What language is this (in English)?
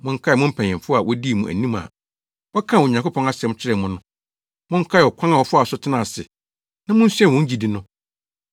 Akan